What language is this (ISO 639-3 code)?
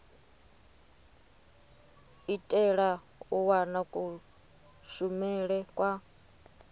ven